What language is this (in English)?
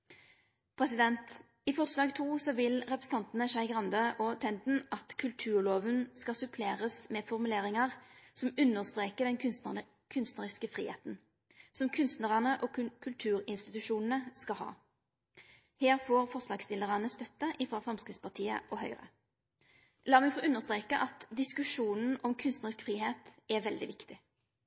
Norwegian Nynorsk